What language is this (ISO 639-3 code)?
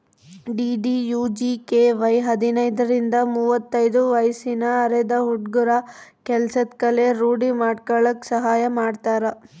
kan